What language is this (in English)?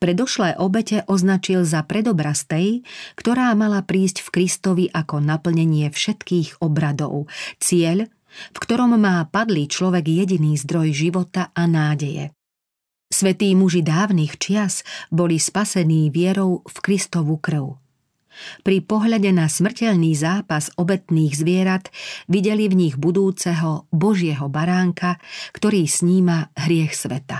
Slovak